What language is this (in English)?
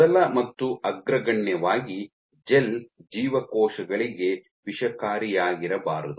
Kannada